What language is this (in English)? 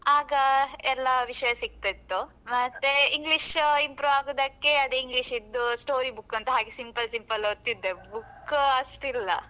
Kannada